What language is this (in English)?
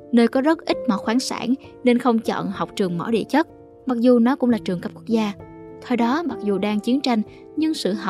Vietnamese